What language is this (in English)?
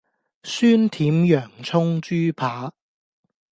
Cantonese